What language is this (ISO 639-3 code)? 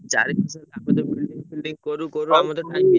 ori